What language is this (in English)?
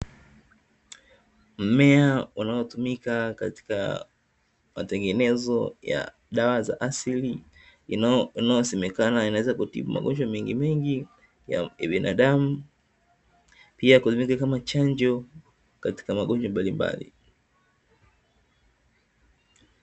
Swahili